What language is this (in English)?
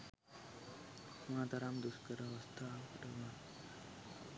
Sinhala